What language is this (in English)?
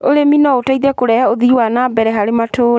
Kikuyu